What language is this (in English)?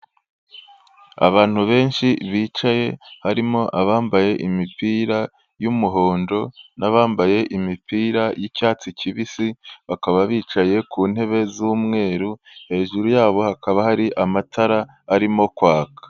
Kinyarwanda